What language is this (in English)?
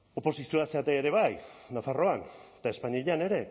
Basque